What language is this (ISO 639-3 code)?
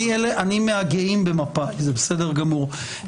heb